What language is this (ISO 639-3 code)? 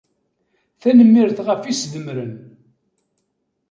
kab